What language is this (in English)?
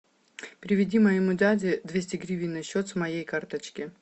Russian